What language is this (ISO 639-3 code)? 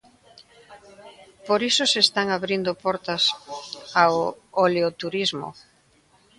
glg